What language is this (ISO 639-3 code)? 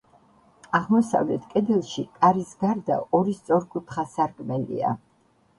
kat